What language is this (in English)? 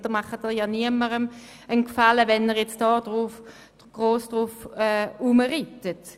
Swiss German